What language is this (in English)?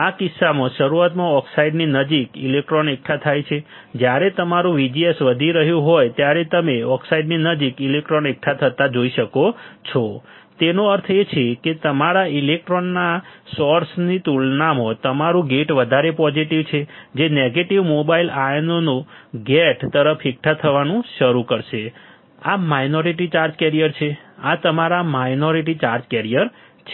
Gujarati